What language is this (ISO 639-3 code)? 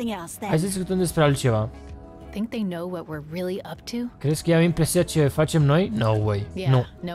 ron